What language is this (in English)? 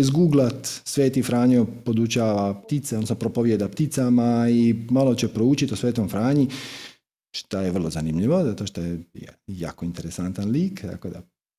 Croatian